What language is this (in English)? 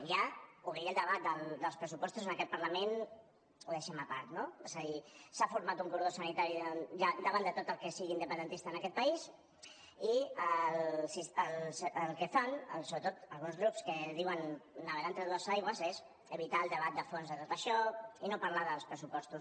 Catalan